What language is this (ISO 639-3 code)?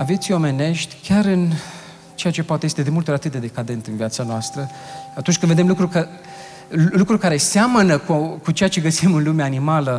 ron